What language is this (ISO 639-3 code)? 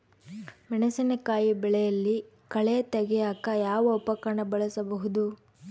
kan